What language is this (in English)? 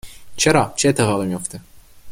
Persian